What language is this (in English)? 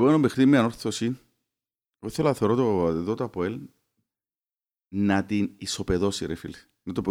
Greek